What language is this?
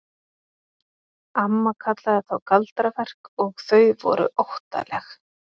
Icelandic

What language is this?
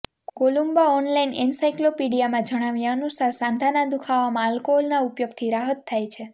Gujarati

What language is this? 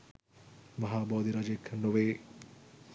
Sinhala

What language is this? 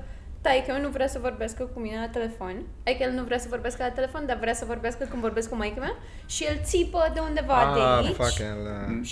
Romanian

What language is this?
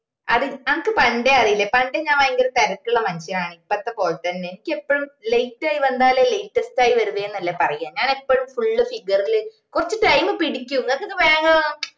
Malayalam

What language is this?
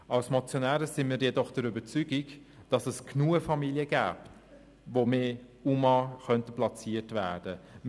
Swiss German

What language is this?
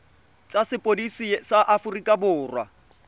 Tswana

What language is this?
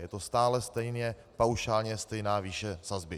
Czech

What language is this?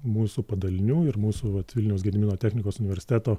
Lithuanian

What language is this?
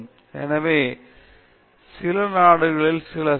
Tamil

